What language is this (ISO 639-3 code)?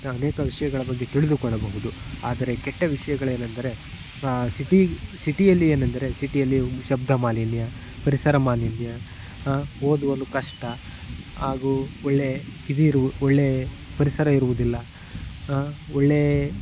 kan